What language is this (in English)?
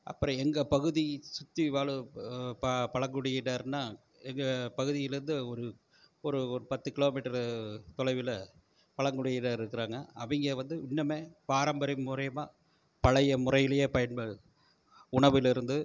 Tamil